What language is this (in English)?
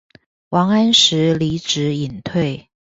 Chinese